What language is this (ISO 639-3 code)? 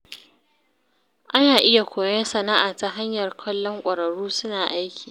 hau